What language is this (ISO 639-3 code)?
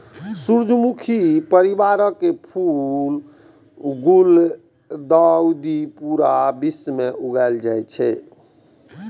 mai